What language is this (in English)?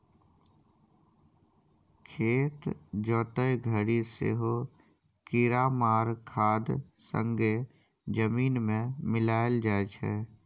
Maithili